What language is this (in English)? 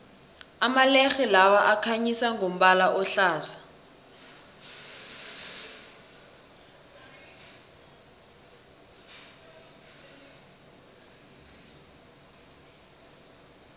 South Ndebele